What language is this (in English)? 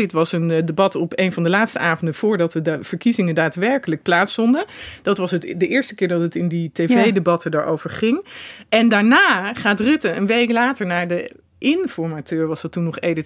Dutch